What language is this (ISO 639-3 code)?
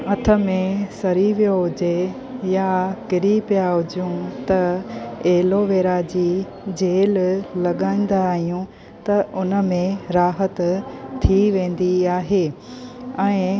snd